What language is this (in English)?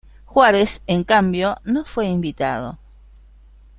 Spanish